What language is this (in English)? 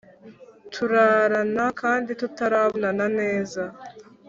Kinyarwanda